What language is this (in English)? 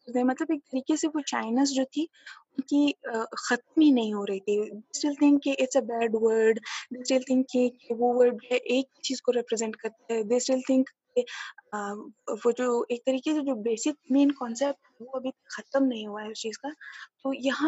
Urdu